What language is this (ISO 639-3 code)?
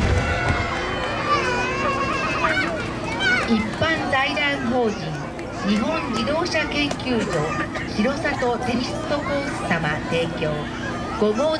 jpn